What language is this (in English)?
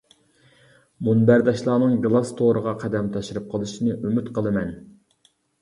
Uyghur